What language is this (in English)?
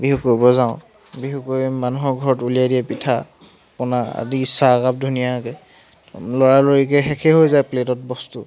Assamese